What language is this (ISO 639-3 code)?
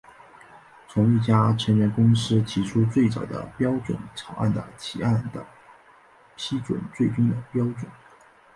zho